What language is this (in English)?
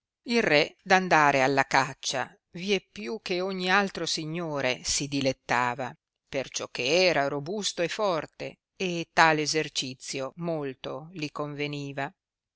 Italian